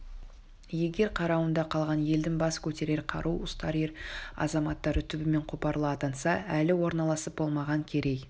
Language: Kazakh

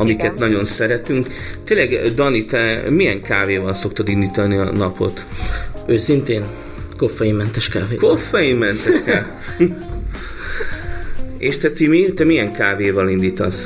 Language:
Hungarian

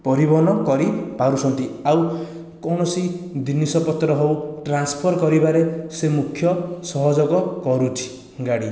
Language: Odia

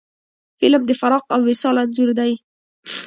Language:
Pashto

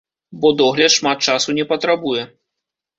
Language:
Belarusian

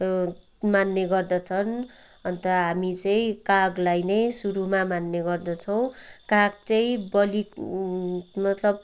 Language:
Nepali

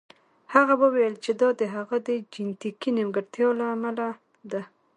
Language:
Pashto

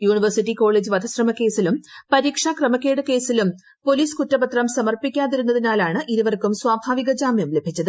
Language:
Malayalam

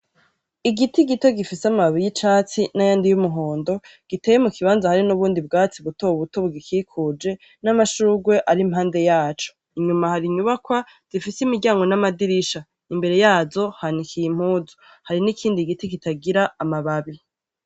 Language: Rundi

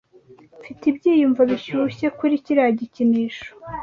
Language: Kinyarwanda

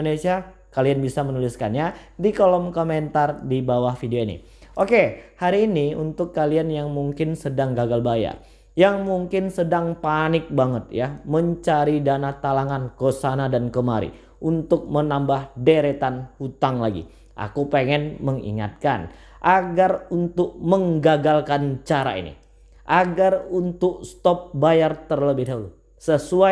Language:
Indonesian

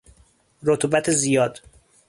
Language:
Persian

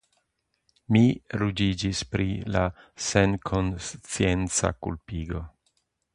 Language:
Esperanto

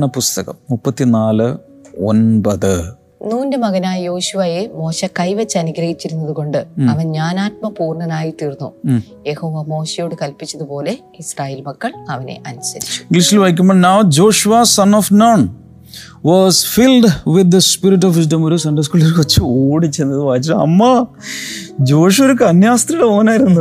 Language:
Malayalam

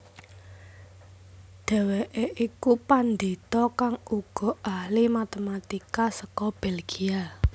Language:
Javanese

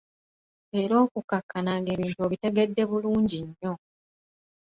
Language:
Ganda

